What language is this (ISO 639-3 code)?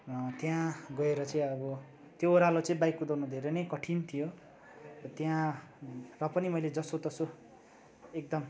nep